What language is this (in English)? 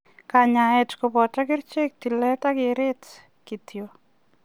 Kalenjin